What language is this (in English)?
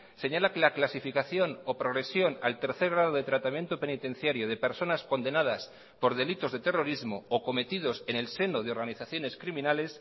Spanish